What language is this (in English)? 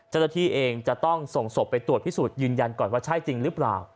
Thai